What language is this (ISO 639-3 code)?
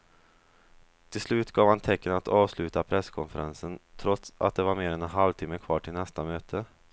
swe